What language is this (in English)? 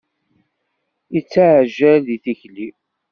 Kabyle